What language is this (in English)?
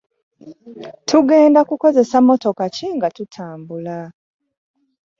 Ganda